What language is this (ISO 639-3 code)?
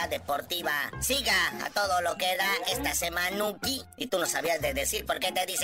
spa